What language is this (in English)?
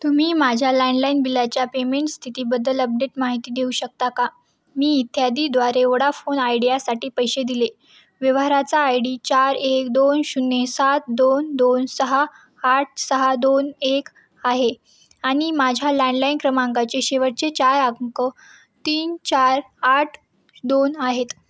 Marathi